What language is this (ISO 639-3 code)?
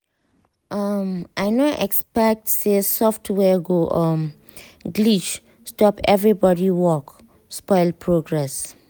pcm